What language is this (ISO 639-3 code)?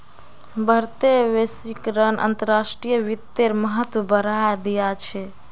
mag